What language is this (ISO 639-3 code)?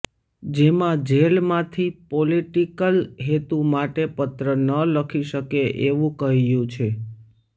guj